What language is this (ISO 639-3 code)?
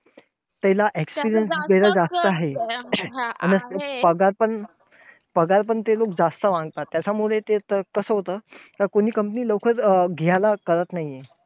mar